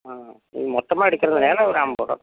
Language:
Tamil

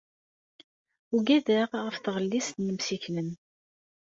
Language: Kabyle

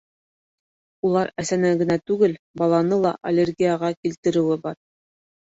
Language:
Bashkir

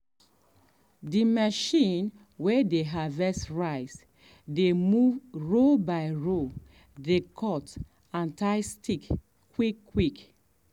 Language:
Nigerian Pidgin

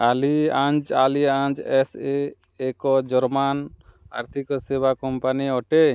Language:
Odia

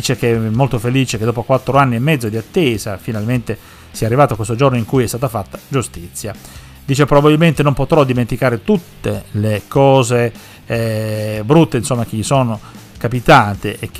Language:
Italian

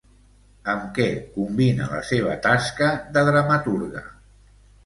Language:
Catalan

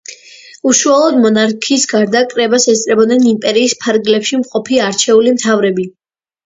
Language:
Georgian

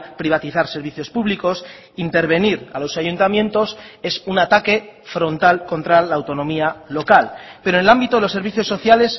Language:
Spanish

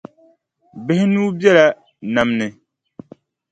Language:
Dagbani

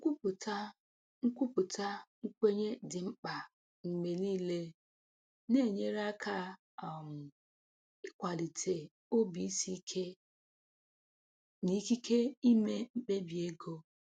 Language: Igbo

